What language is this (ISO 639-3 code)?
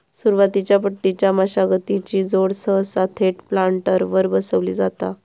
mar